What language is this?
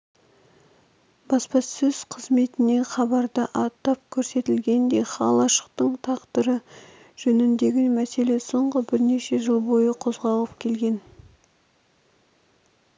Kazakh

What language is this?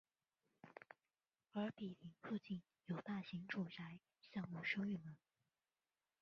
Chinese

